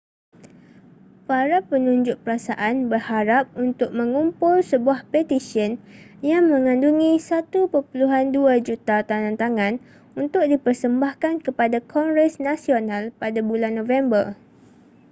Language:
Malay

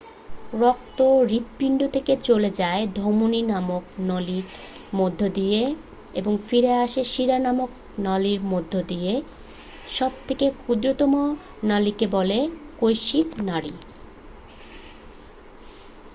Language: Bangla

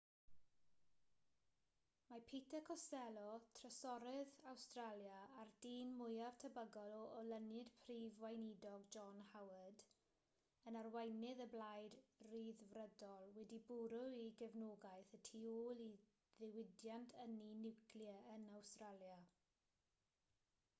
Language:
Welsh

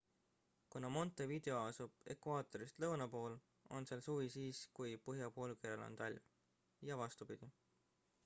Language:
Estonian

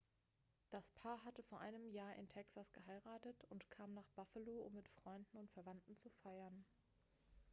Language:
German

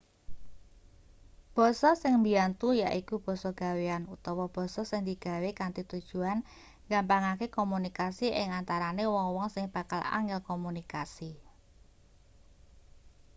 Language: Javanese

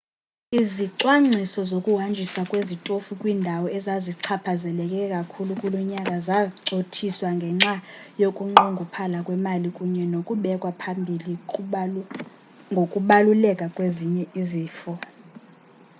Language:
Xhosa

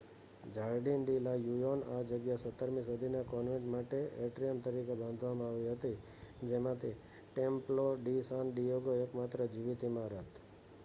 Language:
Gujarati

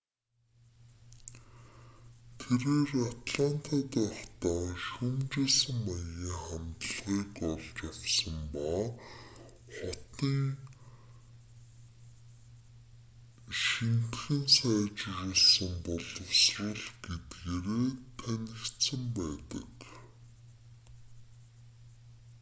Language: Mongolian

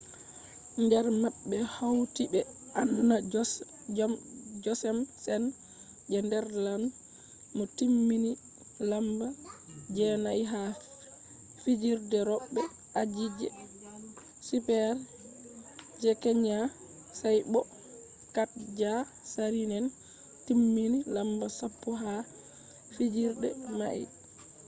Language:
Fula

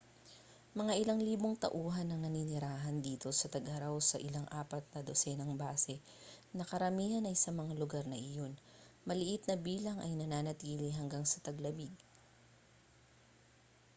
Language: Filipino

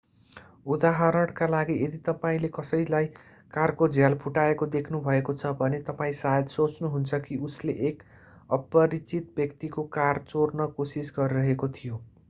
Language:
Nepali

